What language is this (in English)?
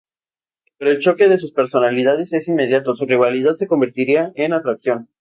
Spanish